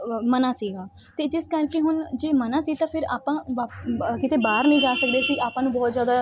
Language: Punjabi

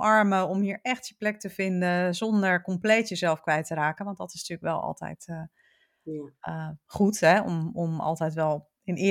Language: Dutch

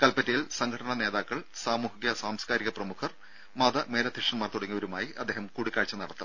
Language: Malayalam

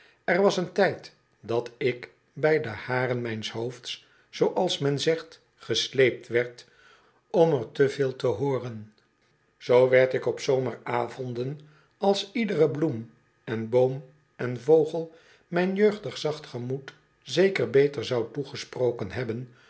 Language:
Dutch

